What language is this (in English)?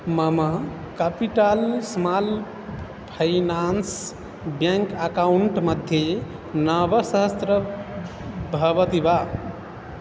Sanskrit